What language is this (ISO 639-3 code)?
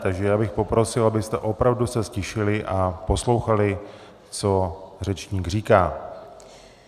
ces